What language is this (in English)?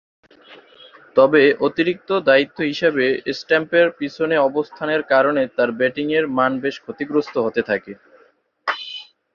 Bangla